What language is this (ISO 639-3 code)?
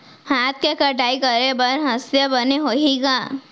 hne